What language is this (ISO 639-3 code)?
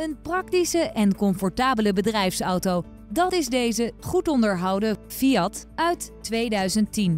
nld